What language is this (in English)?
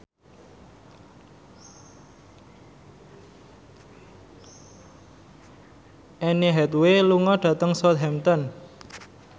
Javanese